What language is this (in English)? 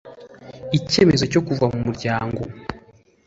Kinyarwanda